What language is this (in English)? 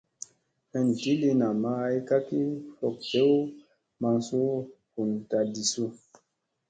Musey